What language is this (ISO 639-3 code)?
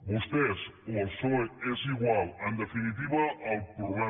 cat